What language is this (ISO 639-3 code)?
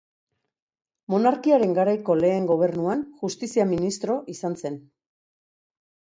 eus